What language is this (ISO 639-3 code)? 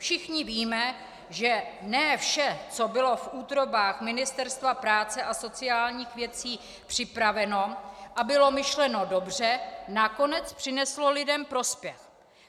ces